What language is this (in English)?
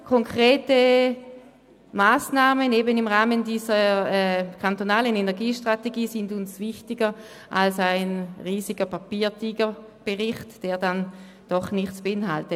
Swiss German